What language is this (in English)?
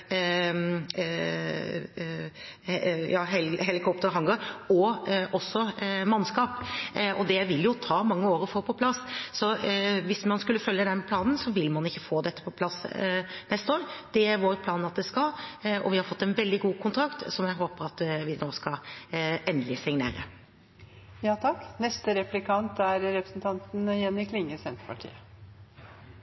Norwegian